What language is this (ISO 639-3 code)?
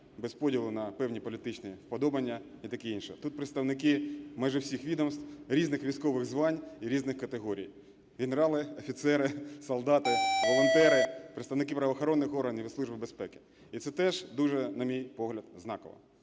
ukr